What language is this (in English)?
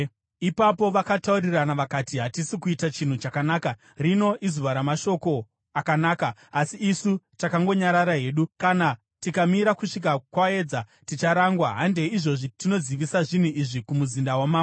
Shona